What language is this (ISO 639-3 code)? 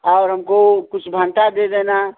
hin